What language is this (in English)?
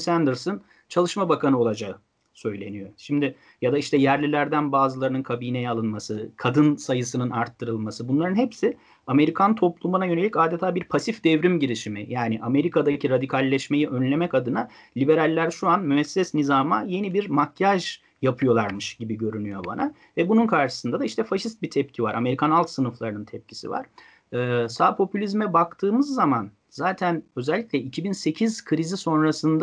Turkish